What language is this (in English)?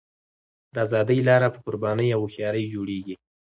Pashto